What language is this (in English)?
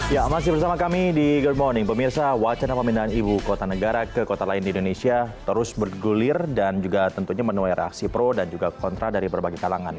Indonesian